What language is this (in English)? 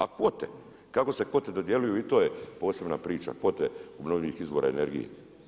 Croatian